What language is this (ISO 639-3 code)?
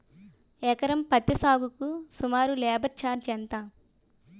tel